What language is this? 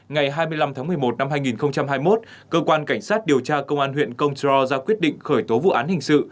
Vietnamese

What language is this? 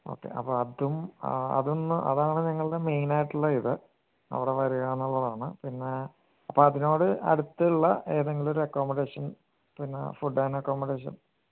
Malayalam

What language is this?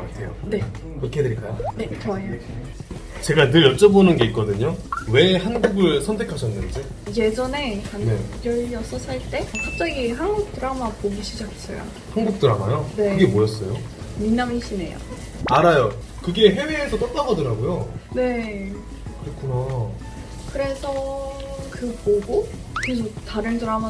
Korean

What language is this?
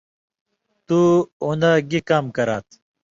Indus Kohistani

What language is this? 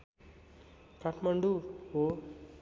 Nepali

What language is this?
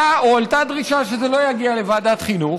Hebrew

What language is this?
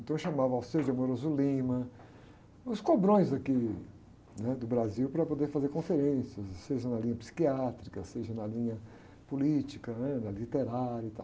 Portuguese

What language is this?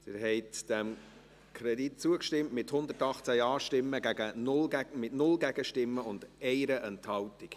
Swiss German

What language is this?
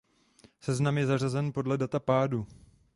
Czech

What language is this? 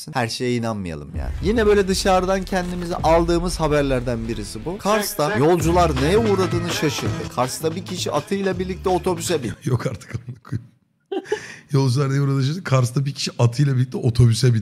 Turkish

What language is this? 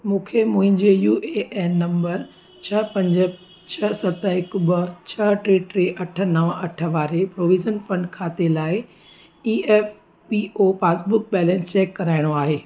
Sindhi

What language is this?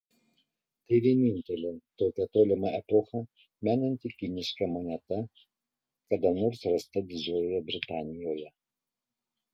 Lithuanian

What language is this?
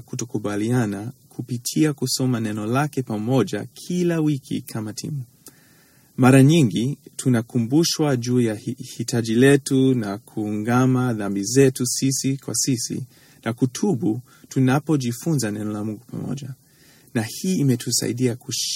Swahili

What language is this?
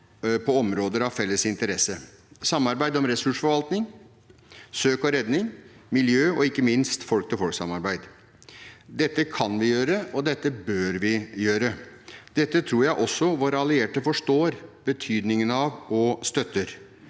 Norwegian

